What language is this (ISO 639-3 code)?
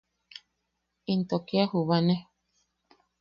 yaq